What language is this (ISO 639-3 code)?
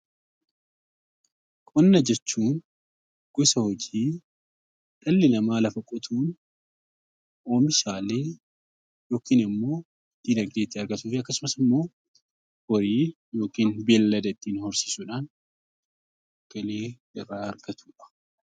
orm